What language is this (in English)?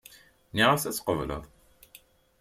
Kabyle